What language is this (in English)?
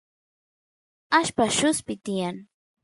Santiago del Estero Quichua